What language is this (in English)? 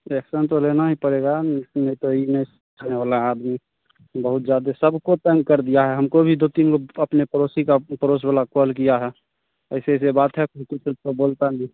Hindi